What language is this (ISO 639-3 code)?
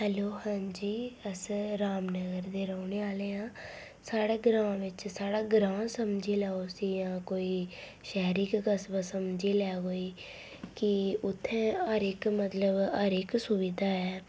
doi